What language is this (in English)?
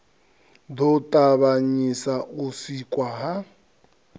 Venda